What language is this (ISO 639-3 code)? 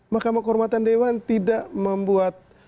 ind